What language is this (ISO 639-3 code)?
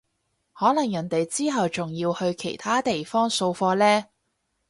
yue